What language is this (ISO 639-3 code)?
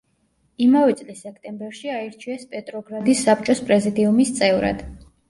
kat